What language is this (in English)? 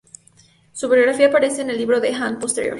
Spanish